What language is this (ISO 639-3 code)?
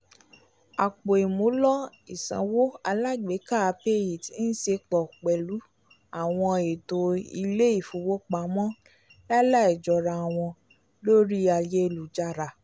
yor